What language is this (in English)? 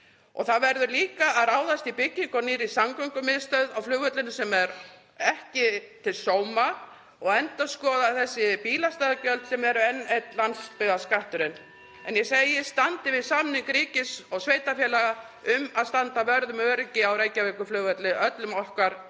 Icelandic